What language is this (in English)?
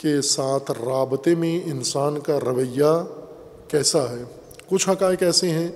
Urdu